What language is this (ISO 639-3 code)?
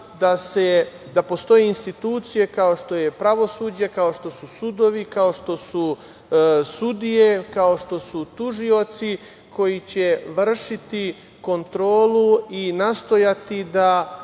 srp